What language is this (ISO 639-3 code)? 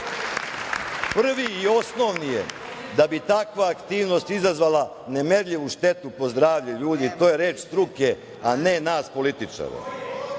srp